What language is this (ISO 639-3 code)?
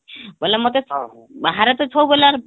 ori